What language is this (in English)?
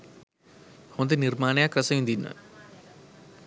Sinhala